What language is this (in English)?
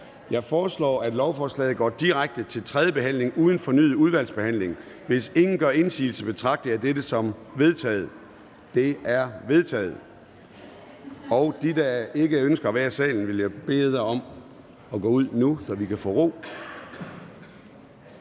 Danish